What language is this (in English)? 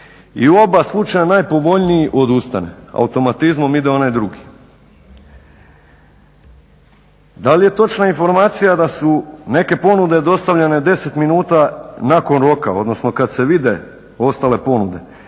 Croatian